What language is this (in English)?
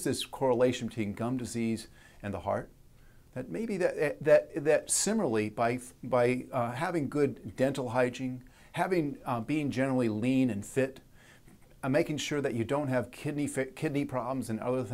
English